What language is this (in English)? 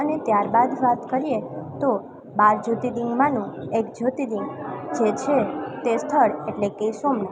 Gujarati